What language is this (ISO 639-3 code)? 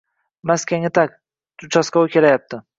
uzb